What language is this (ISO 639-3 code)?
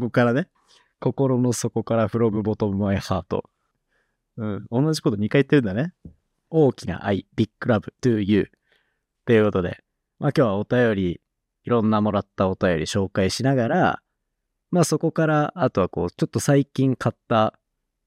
jpn